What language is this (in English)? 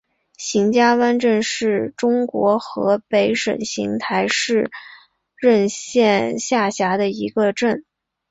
Chinese